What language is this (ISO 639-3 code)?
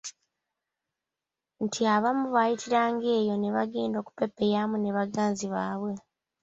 lug